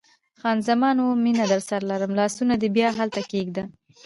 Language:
Pashto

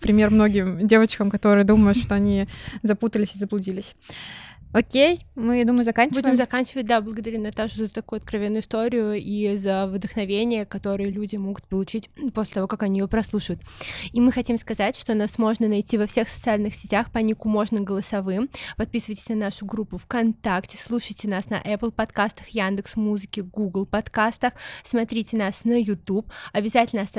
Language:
Russian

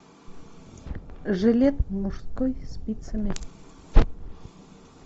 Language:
Russian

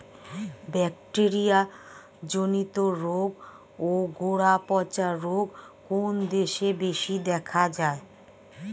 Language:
Bangla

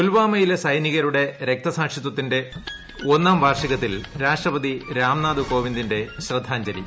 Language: Malayalam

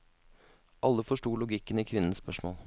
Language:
Norwegian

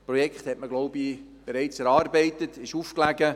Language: Swiss German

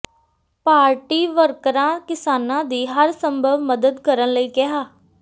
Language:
Punjabi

